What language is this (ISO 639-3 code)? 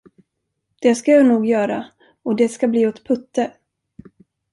swe